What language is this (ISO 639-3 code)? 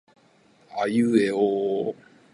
jpn